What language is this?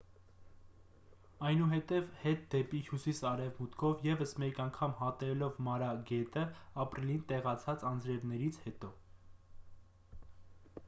Armenian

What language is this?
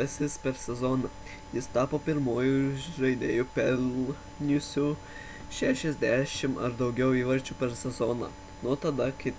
Lithuanian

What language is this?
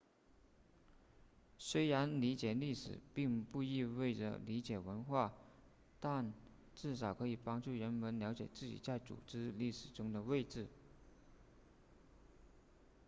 Chinese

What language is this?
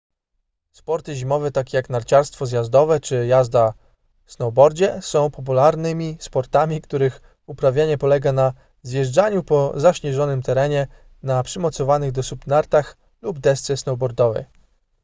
Polish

